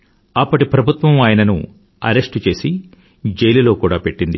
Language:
Telugu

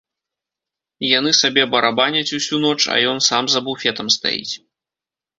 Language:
Belarusian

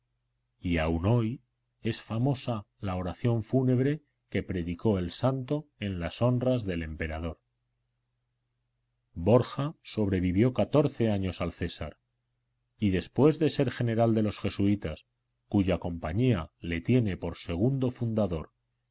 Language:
Spanish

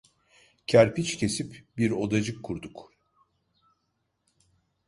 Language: Turkish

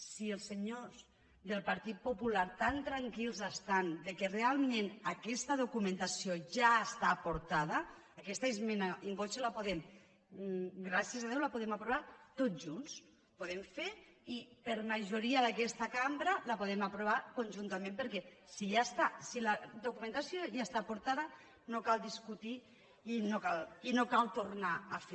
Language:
Catalan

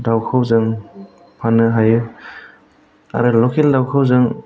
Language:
Bodo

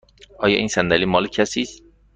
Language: Persian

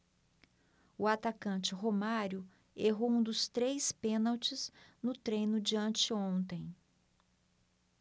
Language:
Portuguese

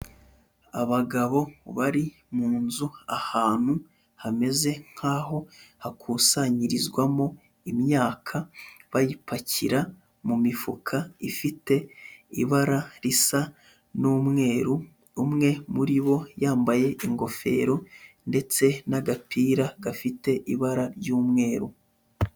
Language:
Kinyarwanda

